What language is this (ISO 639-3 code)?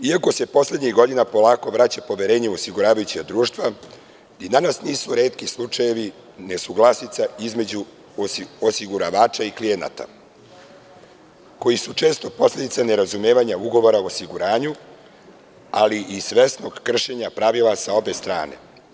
srp